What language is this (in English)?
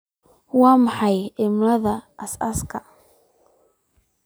Somali